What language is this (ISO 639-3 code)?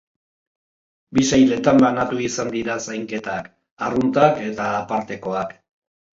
eus